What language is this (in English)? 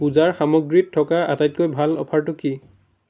Assamese